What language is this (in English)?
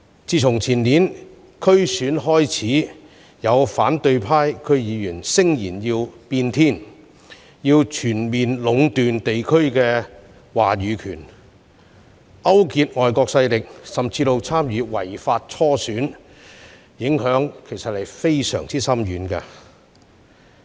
Cantonese